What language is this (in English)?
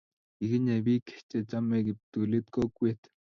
Kalenjin